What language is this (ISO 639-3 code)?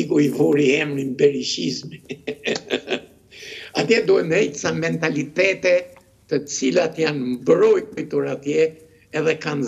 ron